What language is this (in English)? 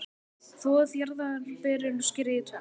Icelandic